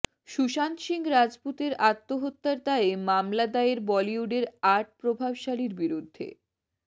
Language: Bangla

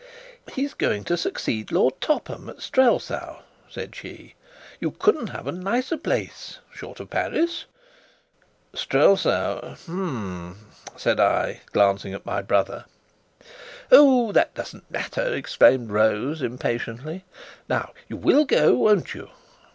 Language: English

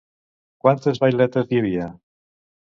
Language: Catalan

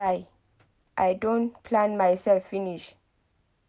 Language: Nigerian Pidgin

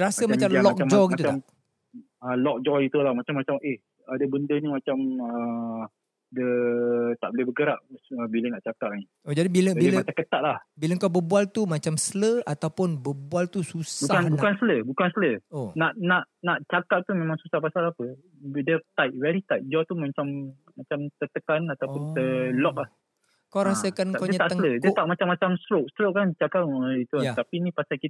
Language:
Malay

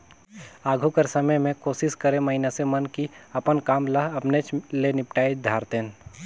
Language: Chhattisgarhi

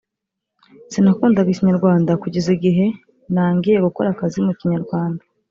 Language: Kinyarwanda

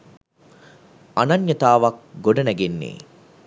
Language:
Sinhala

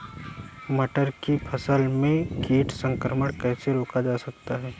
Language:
Hindi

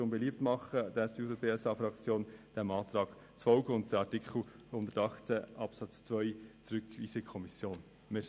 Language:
Swiss German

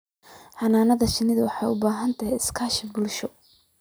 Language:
Somali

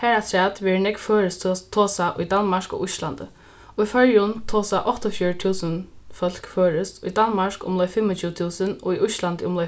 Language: Faroese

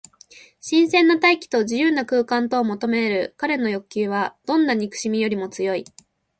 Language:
Japanese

